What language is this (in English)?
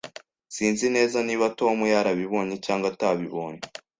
Kinyarwanda